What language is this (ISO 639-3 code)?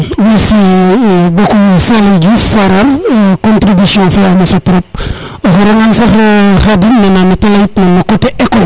srr